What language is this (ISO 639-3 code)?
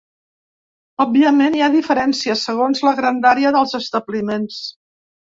cat